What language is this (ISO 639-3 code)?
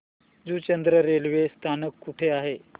mar